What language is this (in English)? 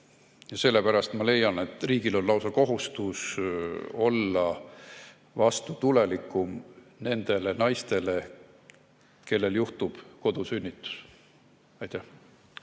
Estonian